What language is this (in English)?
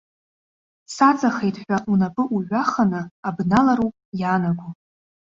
Abkhazian